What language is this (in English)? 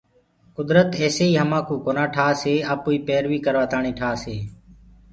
Gurgula